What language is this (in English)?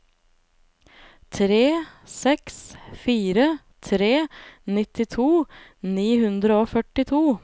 Norwegian